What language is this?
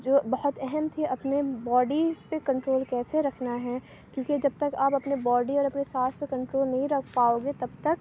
Urdu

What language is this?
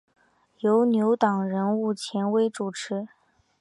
Chinese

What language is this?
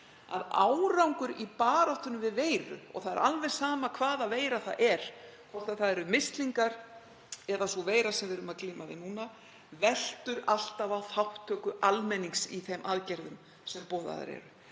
Icelandic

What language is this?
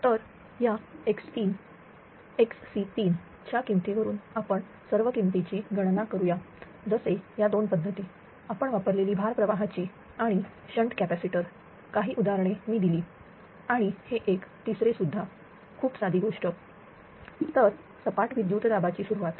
Marathi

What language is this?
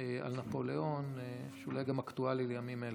Hebrew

